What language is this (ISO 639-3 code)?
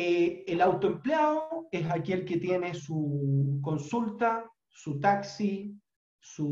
spa